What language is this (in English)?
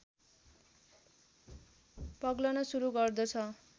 Nepali